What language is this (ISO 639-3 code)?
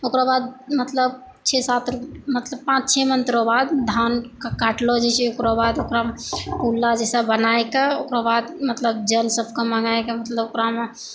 mai